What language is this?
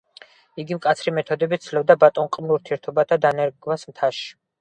Georgian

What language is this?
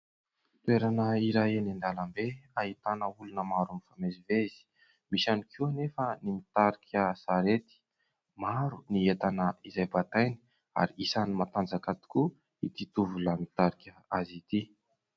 Malagasy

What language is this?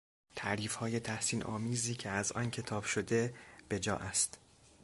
Persian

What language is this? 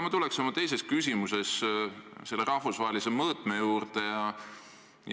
Estonian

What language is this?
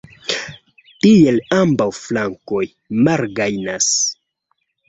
Esperanto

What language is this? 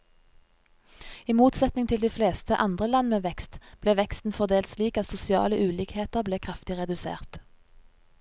Norwegian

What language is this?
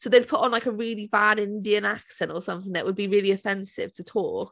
English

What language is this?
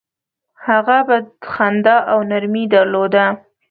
Pashto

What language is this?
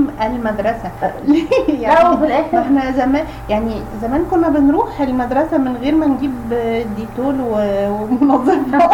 Arabic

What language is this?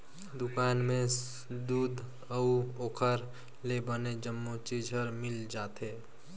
Chhattisgarhi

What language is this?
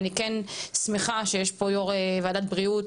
Hebrew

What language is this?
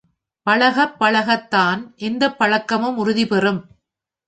Tamil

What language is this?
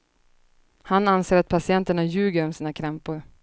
Swedish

